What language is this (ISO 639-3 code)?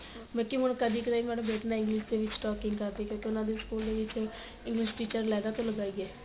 pan